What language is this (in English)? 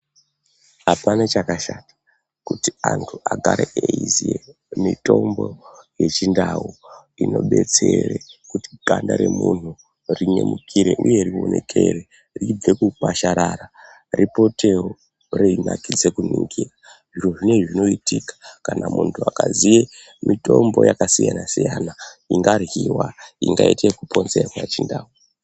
Ndau